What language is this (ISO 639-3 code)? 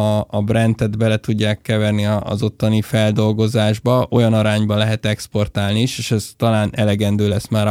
hun